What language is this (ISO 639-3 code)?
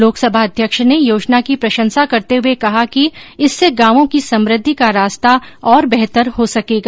hin